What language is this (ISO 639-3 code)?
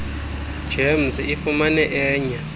xho